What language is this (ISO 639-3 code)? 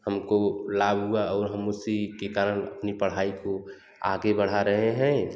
hin